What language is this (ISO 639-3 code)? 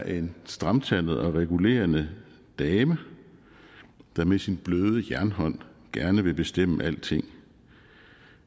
dan